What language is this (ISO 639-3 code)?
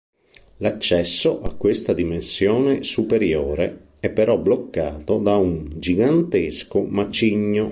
ita